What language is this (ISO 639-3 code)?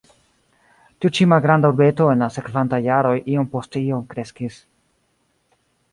epo